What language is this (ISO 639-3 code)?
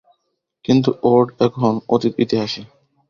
ben